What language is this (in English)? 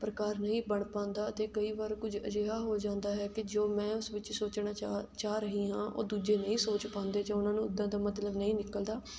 Punjabi